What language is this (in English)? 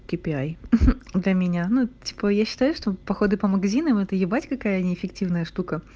Russian